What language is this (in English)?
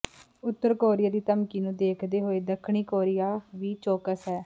Punjabi